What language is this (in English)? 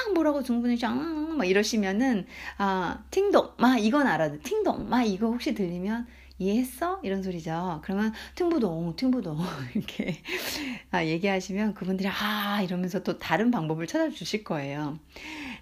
Korean